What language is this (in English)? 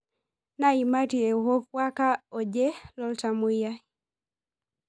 Masai